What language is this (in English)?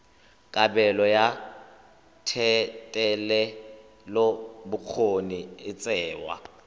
Tswana